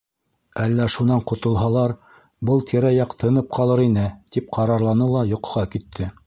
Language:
Bashkir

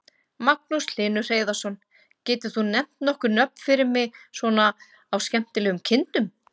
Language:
Icelandic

